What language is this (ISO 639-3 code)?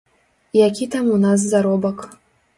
bel